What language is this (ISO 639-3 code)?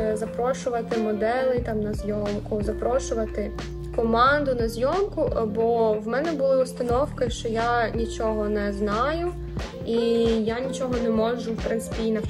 ukr